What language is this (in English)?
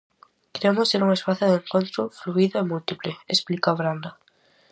Galician